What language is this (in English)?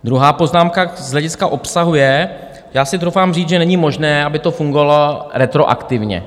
Czech